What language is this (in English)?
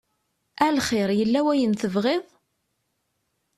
Kabyle